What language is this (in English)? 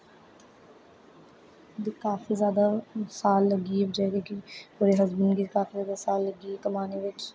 Dogri